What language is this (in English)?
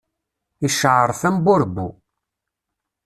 Kabyle